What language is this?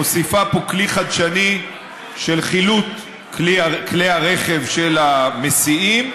Hebrew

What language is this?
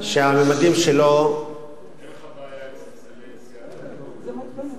Hebrew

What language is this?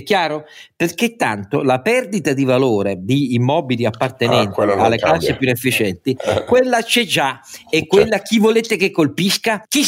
Italian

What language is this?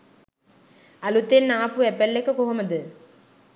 Sinhala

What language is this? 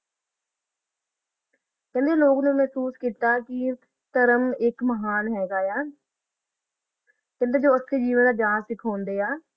Punjabi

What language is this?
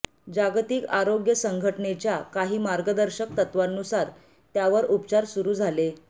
Marathi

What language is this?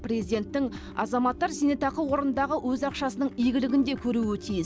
Kazakh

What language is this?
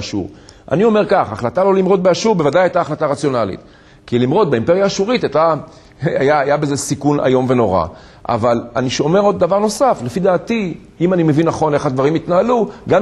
Hebrew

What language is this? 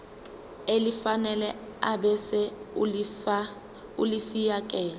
Zulu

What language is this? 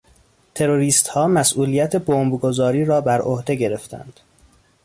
Persian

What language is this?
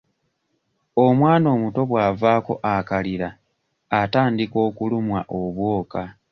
Ganda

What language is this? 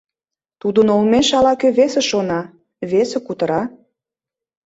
Mari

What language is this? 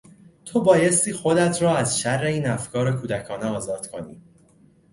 Persian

